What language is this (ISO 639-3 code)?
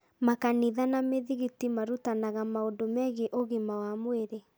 kik